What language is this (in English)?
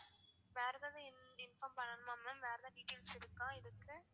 Tamil